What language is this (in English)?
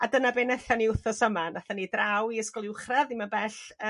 Welsh